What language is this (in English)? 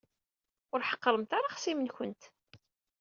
Kabyle